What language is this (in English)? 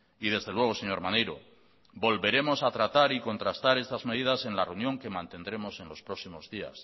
Spanish